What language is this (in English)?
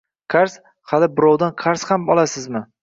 Uzbek